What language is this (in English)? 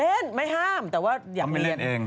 Thai